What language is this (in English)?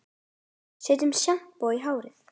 Icelandic